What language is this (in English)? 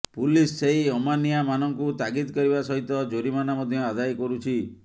Odia